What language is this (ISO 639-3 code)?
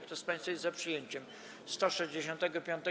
pol